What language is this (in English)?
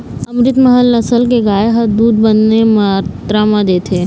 Chhattisgarhi